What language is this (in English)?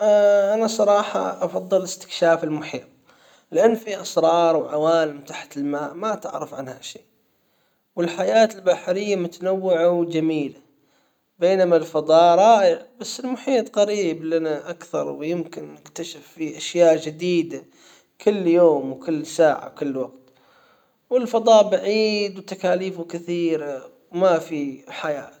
Hijazi Arabic